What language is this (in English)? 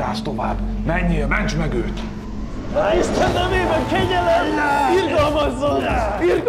Hungarian